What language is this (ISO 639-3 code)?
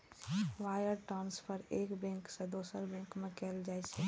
mai